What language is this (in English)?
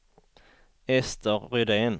Swedish